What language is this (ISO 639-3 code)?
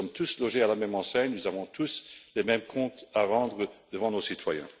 fra